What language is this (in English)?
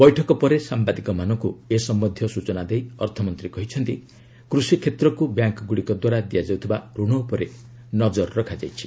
Odia